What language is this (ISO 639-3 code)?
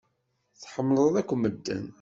kab